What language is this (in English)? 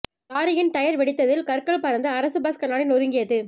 Tamil